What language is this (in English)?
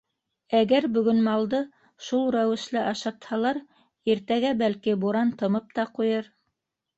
Bashkir